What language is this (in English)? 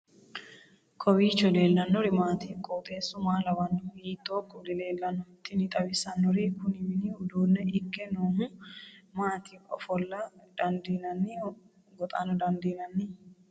Sidamo